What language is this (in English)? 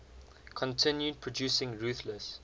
English